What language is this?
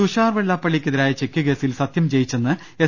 Malayalam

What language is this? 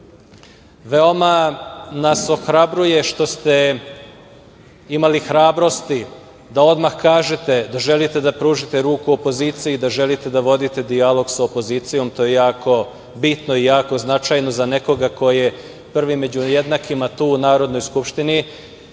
Serbian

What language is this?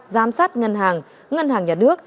Vietnamese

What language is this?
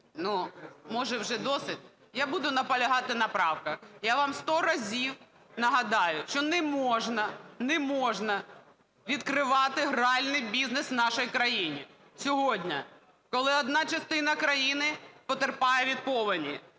Ukrainian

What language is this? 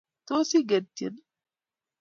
Kalenjin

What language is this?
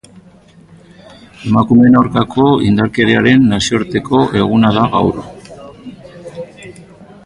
Basque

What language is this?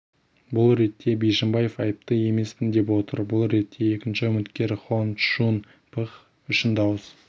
Kazakh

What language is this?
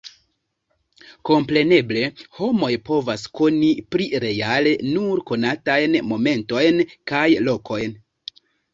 Esperanto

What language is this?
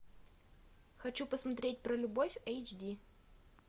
Russian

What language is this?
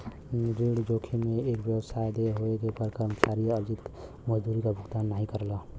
Bhojpuri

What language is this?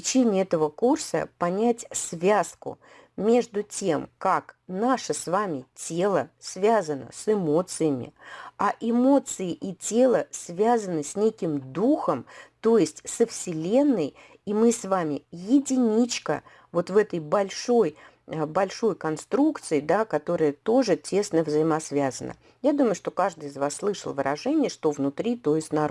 Russian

